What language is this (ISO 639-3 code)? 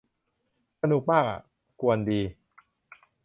tha